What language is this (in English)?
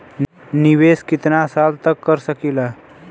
Bhojpuri